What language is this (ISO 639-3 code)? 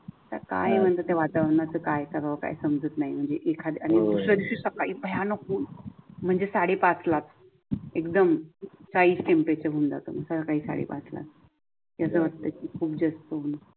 mar